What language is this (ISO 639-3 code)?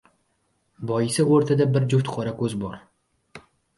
uzb